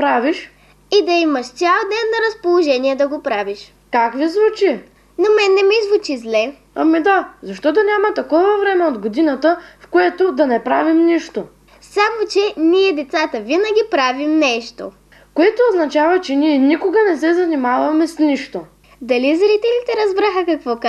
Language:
Bulgarian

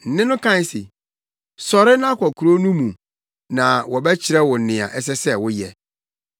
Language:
Akan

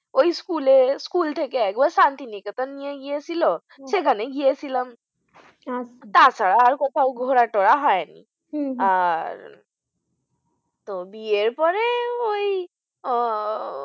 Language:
Bangla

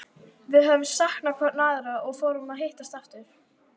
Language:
Icelandic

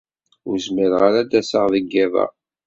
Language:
Kabyle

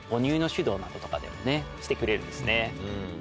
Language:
Japanese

